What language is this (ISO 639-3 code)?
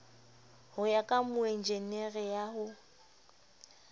sot